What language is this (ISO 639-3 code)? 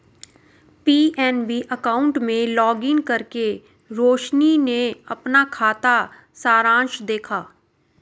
hin